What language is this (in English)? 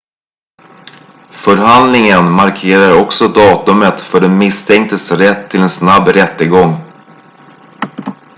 Swedish